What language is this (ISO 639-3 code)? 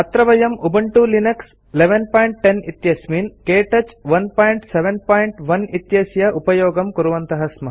san